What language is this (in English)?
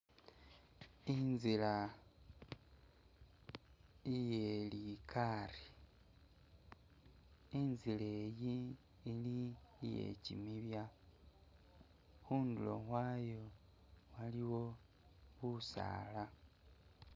Masaaba